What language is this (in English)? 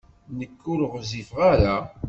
Kabyle